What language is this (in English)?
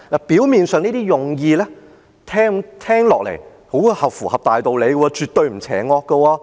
Cantonese